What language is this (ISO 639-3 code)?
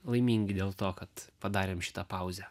lit